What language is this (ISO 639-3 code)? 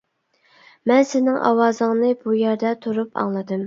uig